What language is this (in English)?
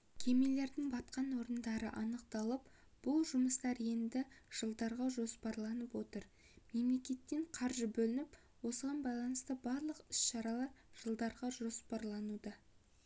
Kazakh